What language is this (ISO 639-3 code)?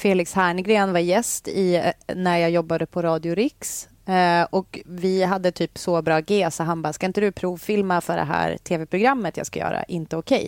swe